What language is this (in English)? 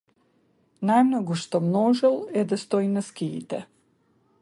Macedonian